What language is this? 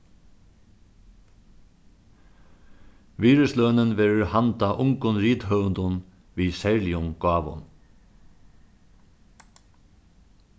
Faroese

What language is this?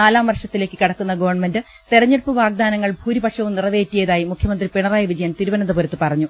Malayalam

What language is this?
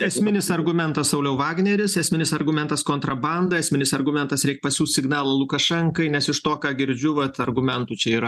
Lithuanian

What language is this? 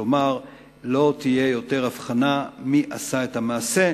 Hebrew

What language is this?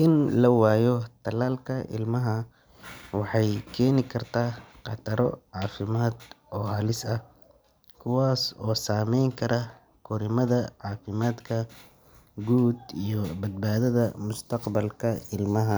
Somali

